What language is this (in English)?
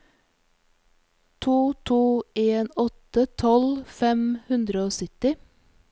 Norwegian